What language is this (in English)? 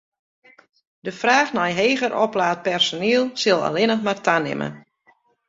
Western Frisian